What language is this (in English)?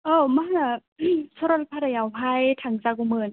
Bodo